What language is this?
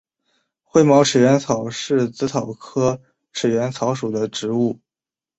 Chinese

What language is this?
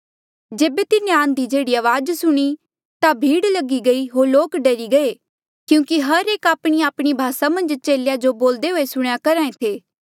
Mandeali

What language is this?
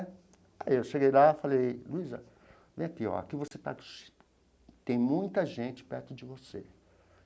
Portuguese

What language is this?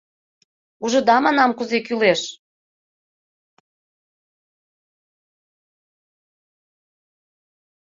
Mari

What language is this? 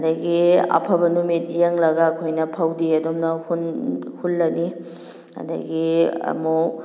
Manipuri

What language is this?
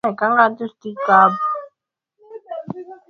Swahili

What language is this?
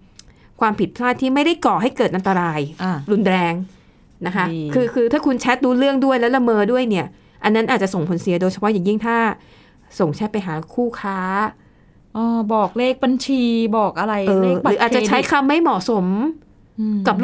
Thai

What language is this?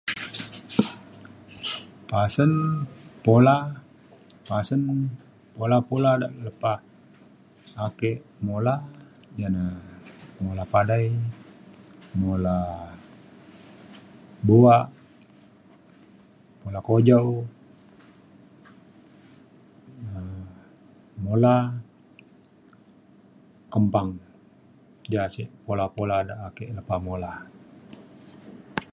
Mainstream Kenyah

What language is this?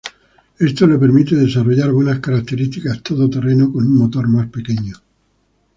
Spanish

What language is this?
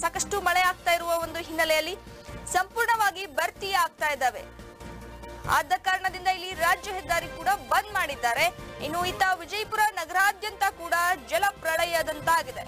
Hindi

